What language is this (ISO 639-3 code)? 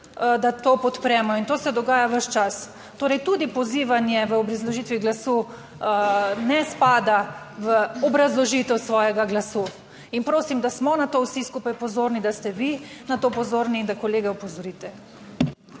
slv